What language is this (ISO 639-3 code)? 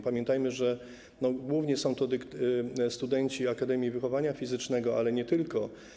pol